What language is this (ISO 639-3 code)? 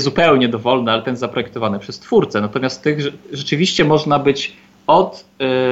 pol